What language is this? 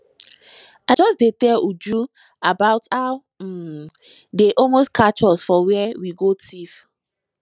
Nigerian Pidgin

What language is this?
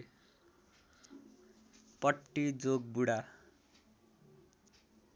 Nepali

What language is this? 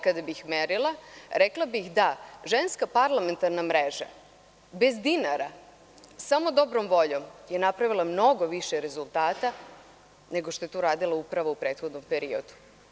Serbian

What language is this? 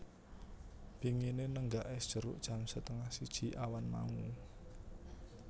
Javanese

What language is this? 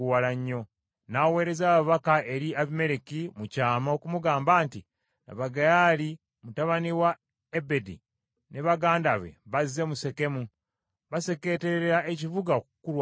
Ganda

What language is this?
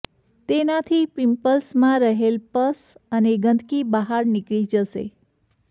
Gujarati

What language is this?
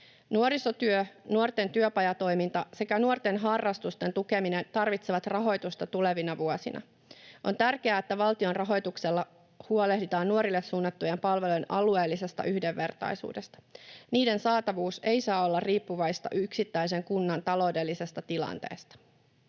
Finnish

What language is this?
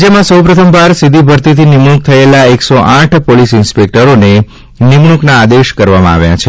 Gujarati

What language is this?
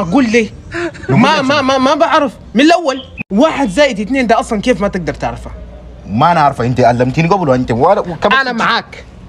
Arabic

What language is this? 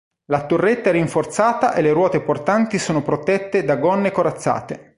Italian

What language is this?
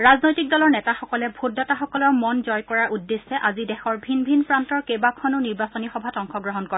Assamese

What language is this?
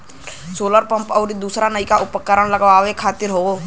Bhojpuri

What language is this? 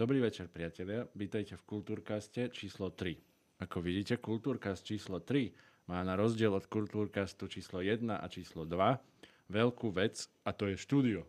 Slovak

